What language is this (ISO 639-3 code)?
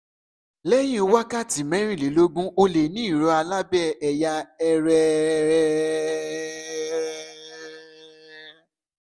yor